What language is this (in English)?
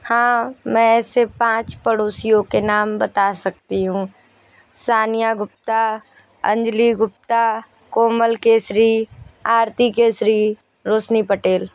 Hindi